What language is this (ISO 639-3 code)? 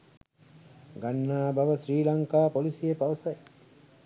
sin